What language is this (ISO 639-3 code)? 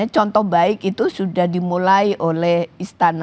ind